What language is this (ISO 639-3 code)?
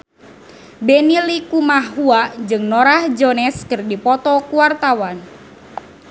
sun